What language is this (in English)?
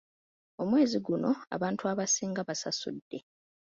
Ganda